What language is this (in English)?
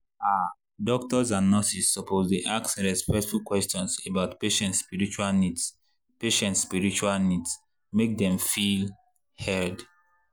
Nigerian Pidgin